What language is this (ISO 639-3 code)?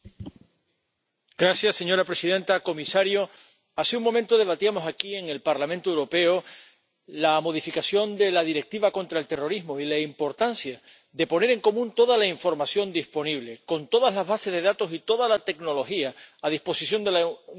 spa